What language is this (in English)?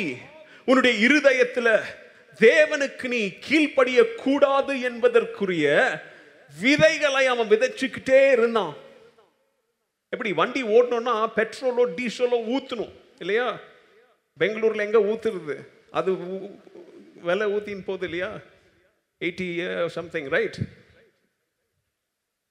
Tamil